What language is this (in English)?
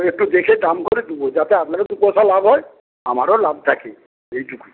Bangla